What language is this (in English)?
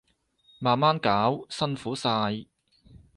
Cantonese